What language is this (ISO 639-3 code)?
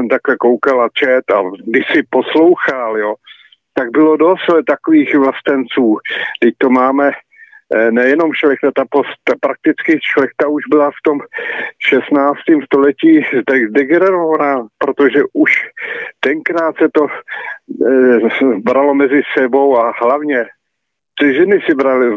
ces